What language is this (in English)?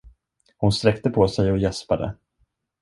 Swedish